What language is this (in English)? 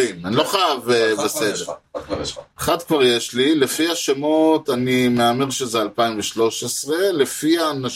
Hebrew